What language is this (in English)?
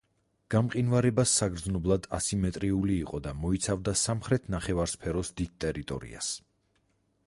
Georgian